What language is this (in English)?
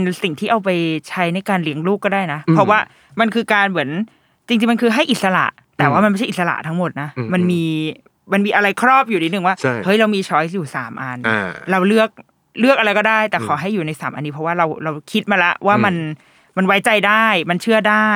Thai